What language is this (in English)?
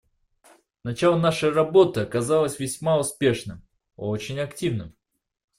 Russian